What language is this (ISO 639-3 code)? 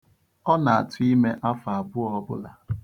ibo